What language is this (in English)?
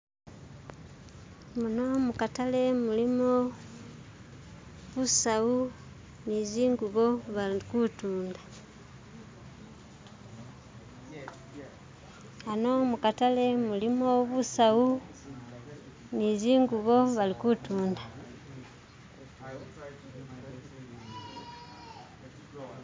Masaaba